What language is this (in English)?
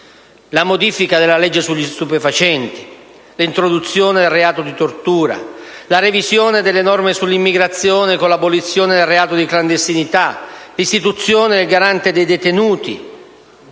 Italian